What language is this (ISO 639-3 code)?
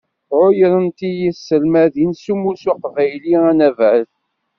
kab